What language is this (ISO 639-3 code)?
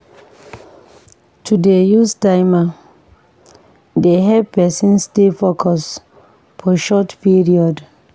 pcm